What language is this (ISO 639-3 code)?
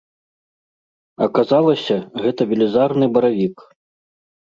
bel